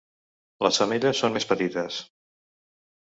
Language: Catalan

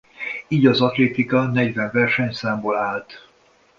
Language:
Hungarian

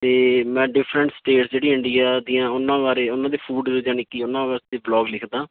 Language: Punjabi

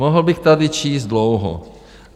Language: Czech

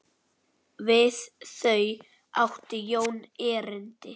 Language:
Icelandic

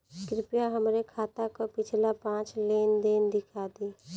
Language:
Bhojpuri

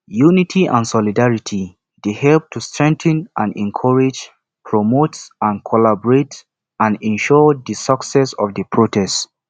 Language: Nigerian Pidgin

